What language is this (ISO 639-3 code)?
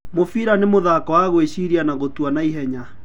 kik